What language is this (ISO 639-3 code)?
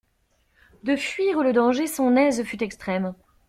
fra